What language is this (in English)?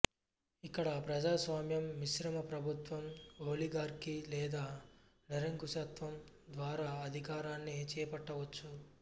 Telugu